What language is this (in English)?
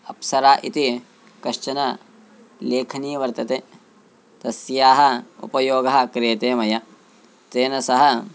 Sanskrit